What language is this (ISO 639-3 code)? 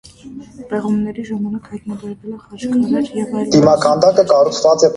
hye